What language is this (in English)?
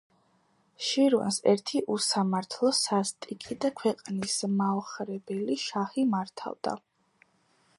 Georgian